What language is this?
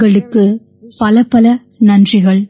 Tamil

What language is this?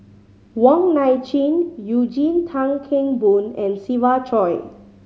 English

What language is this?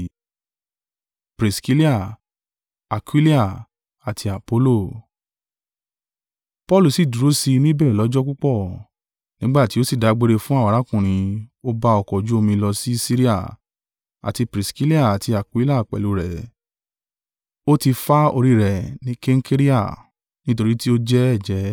Yoruba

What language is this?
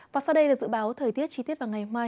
Vietnamese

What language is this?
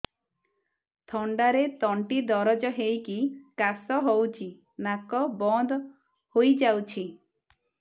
Odia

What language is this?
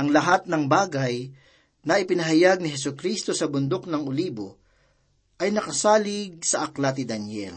Filipino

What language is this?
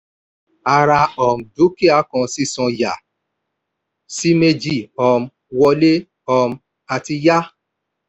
Yoruba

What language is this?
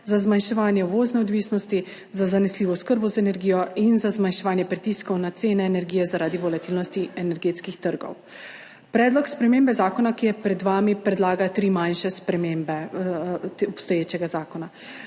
Slovenian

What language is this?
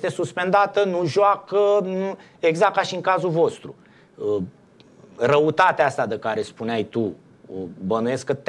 Romanian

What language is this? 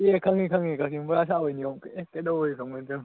Manipuri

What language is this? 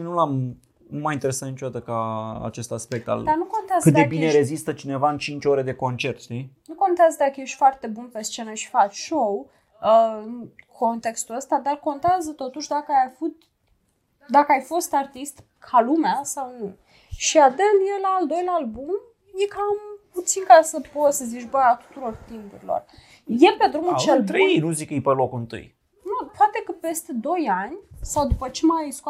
Romanian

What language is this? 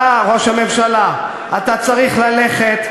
Hebrew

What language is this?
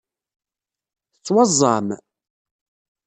Kabyle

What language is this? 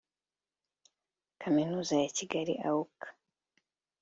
Kinyarwanda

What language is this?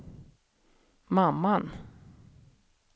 Swedish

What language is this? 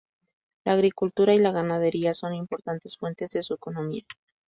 Spanish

